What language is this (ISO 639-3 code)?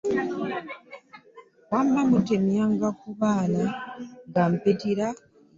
lug